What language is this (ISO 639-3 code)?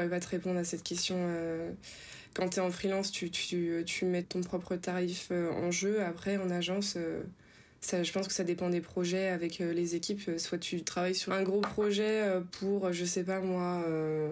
fra